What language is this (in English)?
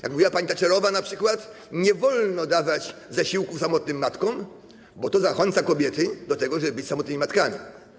Polish